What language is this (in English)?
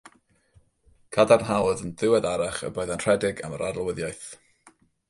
Welsh